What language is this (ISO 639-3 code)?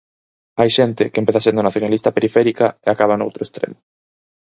glg